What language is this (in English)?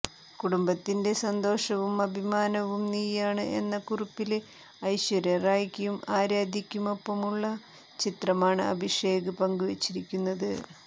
Malayalam